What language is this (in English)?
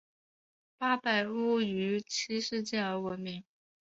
Chinese